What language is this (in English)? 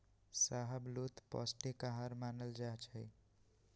Magahi